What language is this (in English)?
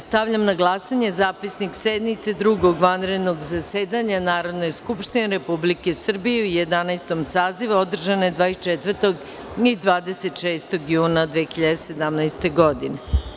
Serbian